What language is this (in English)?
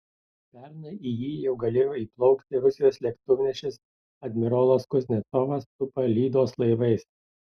Lithuanian